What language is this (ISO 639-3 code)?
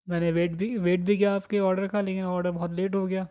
urd